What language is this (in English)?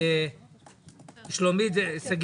Hebrew